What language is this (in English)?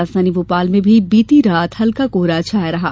Hindi